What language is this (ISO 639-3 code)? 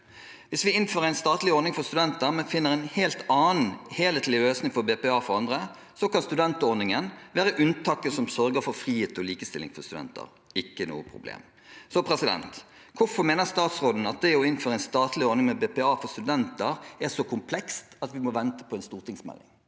nor